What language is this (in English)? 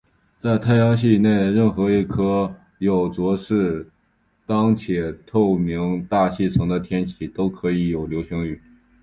Chinese